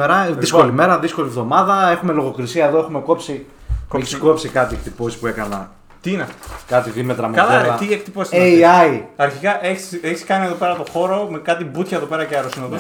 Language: Greek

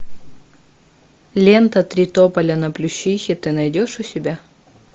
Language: Russian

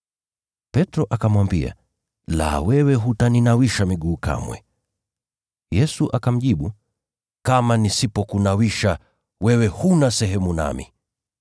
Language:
Swahili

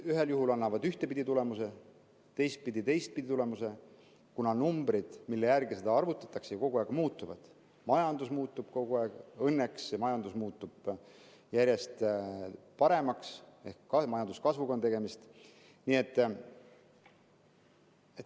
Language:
Estonian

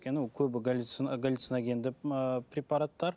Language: Kazakh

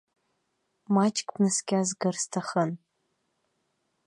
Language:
Abkhazian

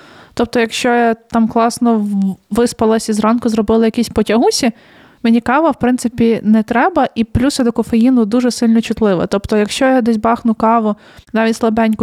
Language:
Ukrainian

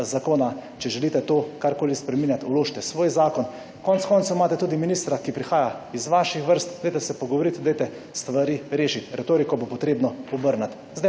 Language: Slovenian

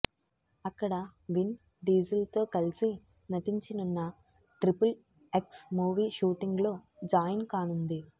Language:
Telugu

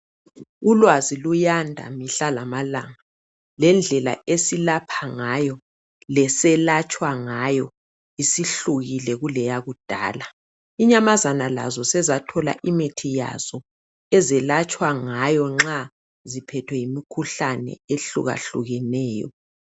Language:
North Ndebele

